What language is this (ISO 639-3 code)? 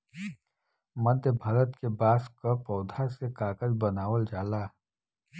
bho